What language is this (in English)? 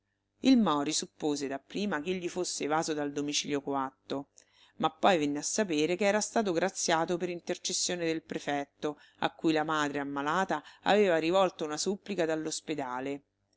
Italian